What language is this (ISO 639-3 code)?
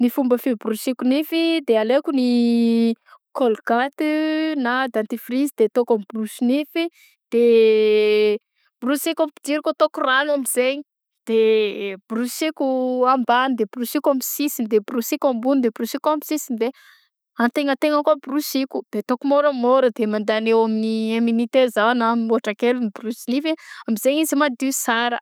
bzc